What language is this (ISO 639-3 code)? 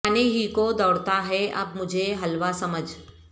urd